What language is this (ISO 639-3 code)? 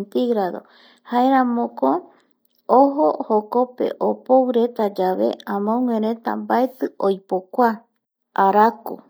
gui